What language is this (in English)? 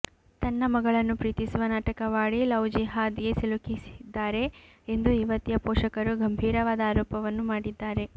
Kannada